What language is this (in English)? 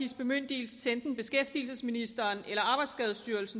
Danish